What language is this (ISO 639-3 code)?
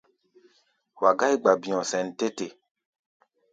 gba